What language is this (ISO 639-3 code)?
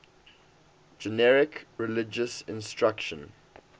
eng